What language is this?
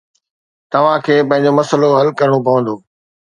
Sindhi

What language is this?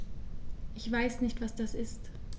German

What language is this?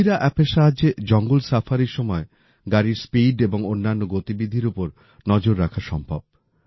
Bangla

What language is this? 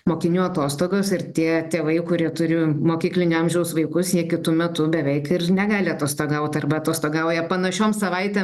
Lithuanian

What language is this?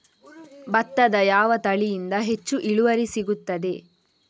Kannada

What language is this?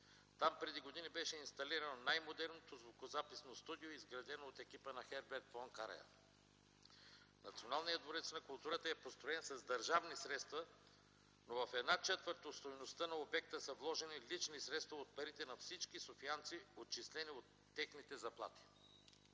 Bulgarian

